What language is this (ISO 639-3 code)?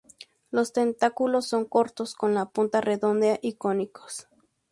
spa